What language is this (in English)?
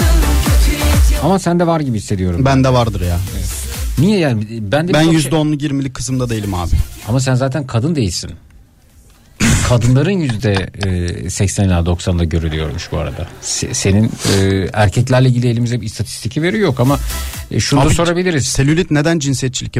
Turkish